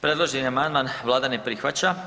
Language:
Croatian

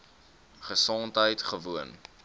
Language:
Afrikaans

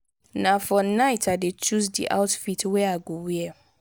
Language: Nigerian Pidgin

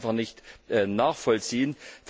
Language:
German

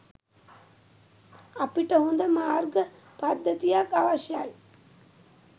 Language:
Sinhala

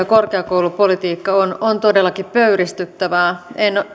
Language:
Finnish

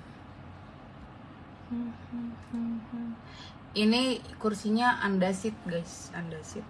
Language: Indonesian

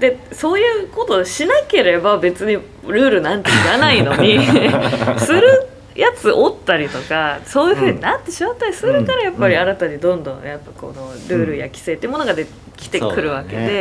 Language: Japanese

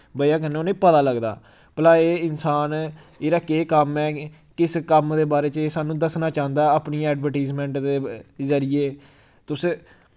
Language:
Dogri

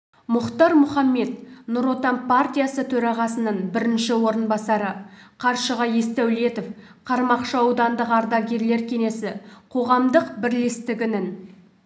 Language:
Kazakh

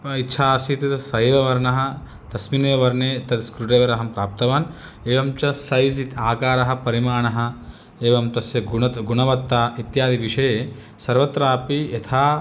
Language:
Sanskrit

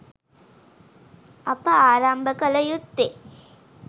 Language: Sinhala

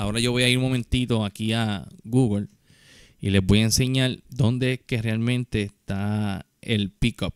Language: Spanish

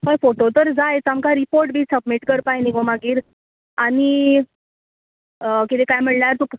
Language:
Konkani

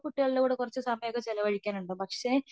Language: Malayalam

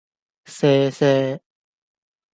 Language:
Cantonese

